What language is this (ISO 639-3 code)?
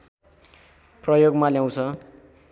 nep